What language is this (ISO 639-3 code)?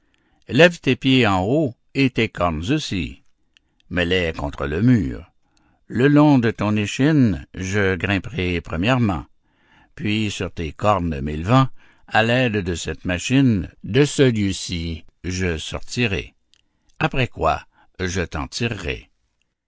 fra